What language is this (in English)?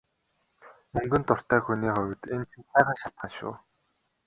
Mongolian